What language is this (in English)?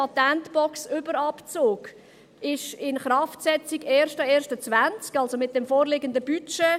Swiss German